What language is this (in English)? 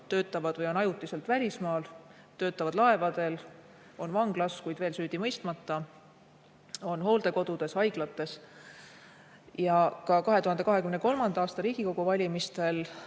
Estonian